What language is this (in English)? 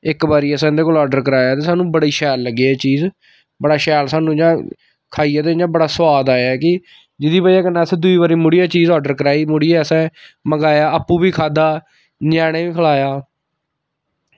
Dogri